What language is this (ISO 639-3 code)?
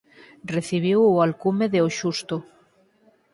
glg